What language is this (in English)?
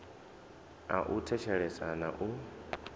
Venda